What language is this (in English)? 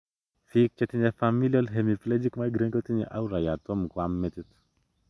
Kalenjin